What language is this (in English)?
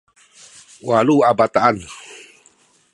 Sakizaya